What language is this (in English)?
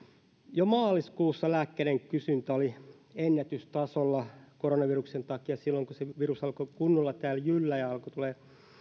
Finnish